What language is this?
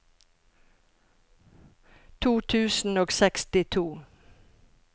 Norwegian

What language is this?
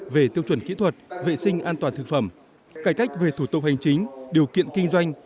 Vietnamese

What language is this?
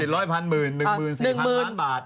Thai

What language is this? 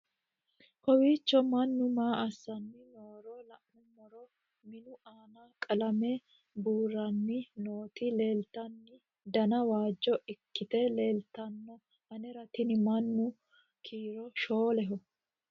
Sidamo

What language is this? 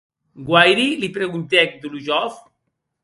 Occitan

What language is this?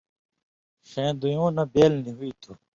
Indus Kohistani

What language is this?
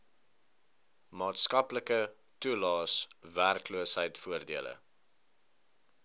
Afrikaans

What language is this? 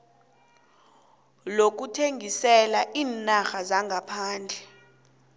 South Ndebele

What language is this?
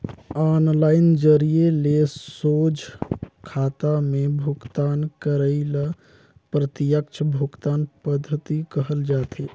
Chhattisgarhi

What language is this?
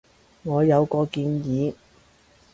Cantonese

